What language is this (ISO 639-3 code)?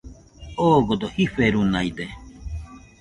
hux